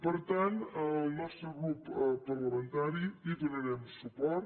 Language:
Catalan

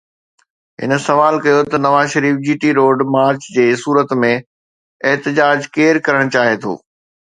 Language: Sindhi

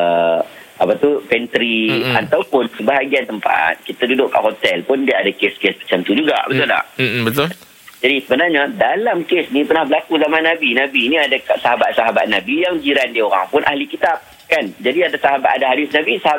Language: Malay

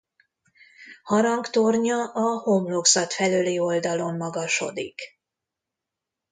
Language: Hungarian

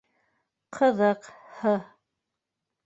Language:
Bashkir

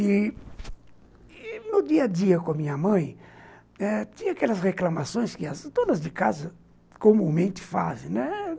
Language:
Portuguese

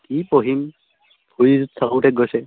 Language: Assamese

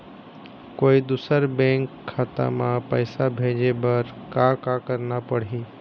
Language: Chhattisgarhi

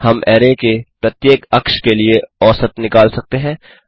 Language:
Hindi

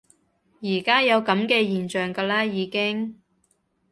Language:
Cantonese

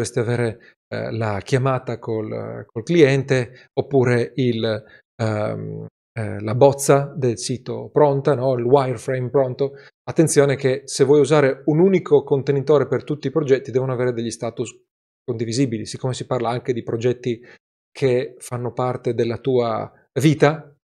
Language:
Italian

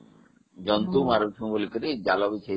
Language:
Odia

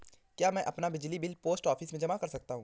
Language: Hindi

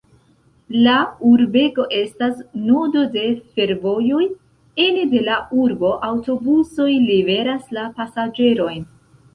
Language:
Esperanto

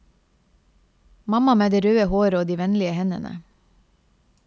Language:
Norwegian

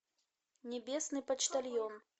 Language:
Russian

